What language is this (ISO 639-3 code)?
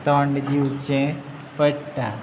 kok